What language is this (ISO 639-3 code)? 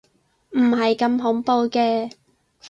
yue